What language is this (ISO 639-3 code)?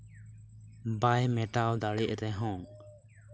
sat